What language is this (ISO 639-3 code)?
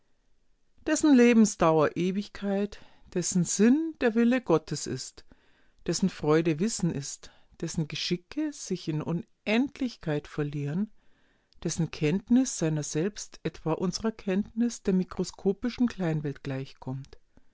deu